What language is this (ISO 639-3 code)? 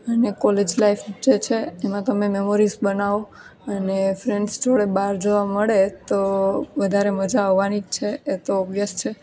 guj